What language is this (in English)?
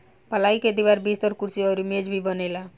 Bhojpuri